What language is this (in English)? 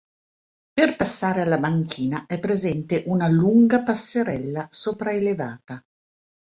Italian